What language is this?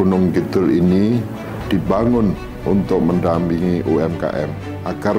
Indonesian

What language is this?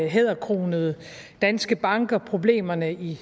Danish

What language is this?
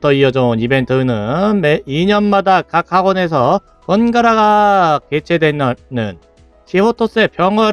Korean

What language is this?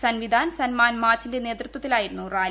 Malayalam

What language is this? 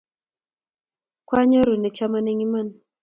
Kalenjin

